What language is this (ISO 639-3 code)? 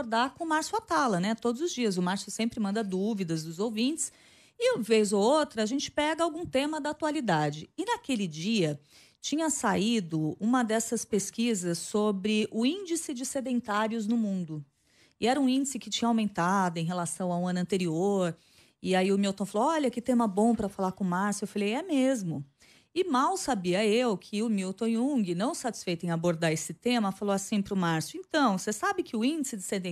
por